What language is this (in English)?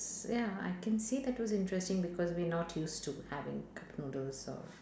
English